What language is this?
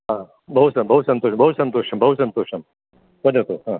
Sanskrit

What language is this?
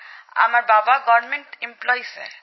Bangla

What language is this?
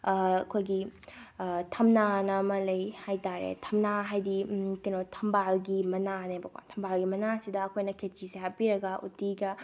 Manipuri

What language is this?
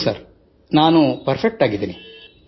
Kannada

